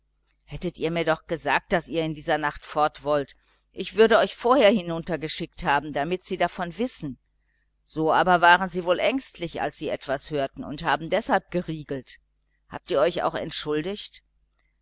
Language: German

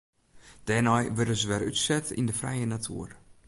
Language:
Western Frisian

